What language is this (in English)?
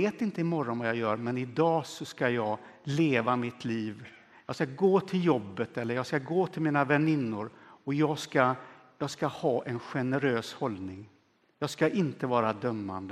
Swedish